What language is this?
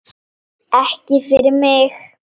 Icelandic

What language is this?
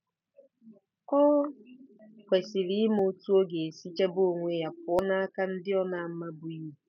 Igbo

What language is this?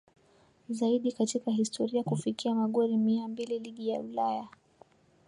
Swahili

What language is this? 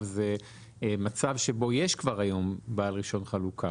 Hebrew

